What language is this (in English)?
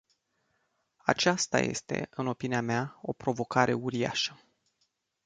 Romanian